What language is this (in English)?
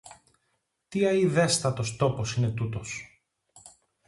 Greek